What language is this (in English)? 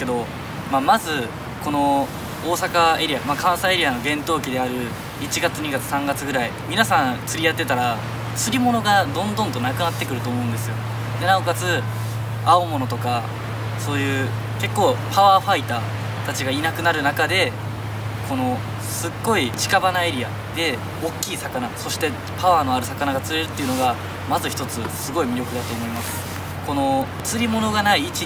Japanese